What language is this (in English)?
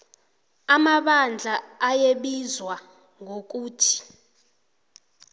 South Ndebele